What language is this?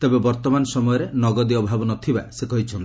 Odia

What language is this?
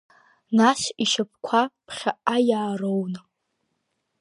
Abkhazian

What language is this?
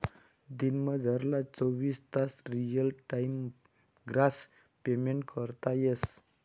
Marathi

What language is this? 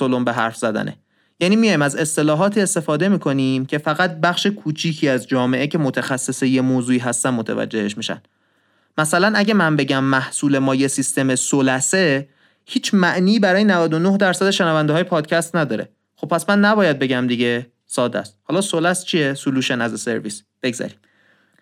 Persian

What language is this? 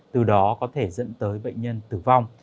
Vietnamese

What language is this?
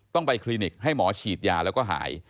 Thai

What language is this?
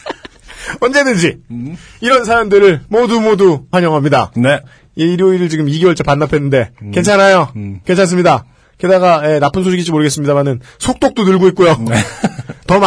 Korean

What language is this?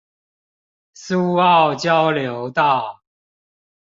Chinese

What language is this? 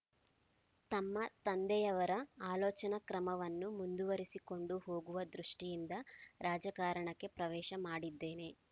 Kannada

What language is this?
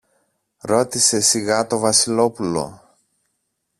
Greek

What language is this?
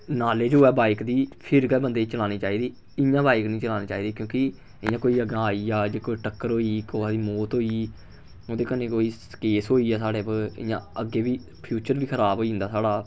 Dogri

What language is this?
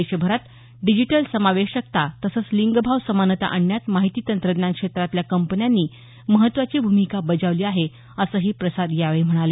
Marathi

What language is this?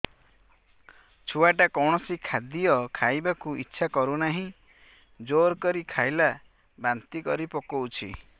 Odia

